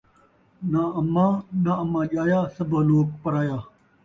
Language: Saraiki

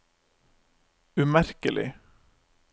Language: Norwegian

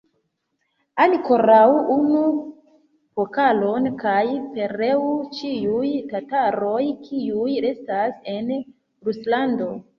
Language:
Esperanto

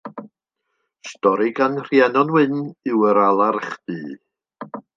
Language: Welsh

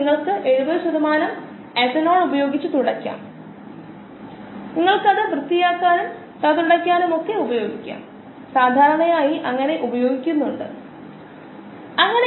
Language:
Malayalam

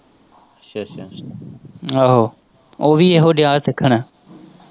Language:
Punjabi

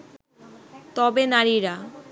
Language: Bangla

